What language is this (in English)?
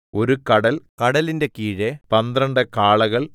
Malayalam